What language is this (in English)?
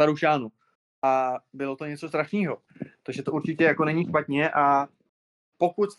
Czech